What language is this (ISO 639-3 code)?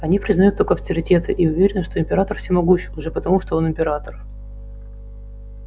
rus